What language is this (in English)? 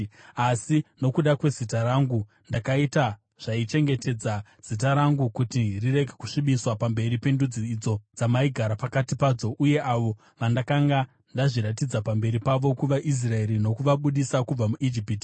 Shona